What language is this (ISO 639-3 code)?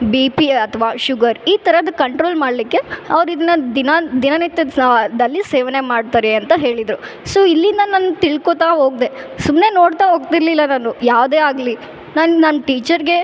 kan